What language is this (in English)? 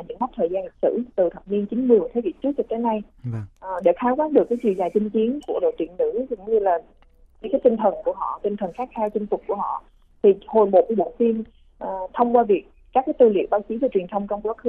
Vietnamese